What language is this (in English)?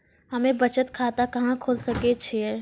Maithili